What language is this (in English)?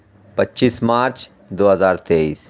Urdu